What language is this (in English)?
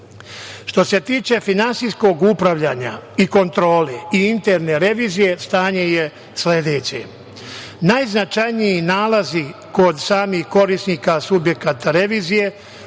Serbian